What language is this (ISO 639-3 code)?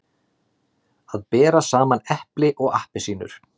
isl